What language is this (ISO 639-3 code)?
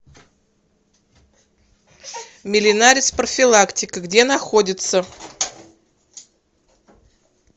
rus